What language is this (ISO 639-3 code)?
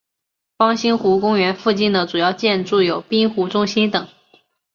zho